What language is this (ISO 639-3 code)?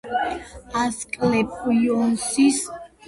kat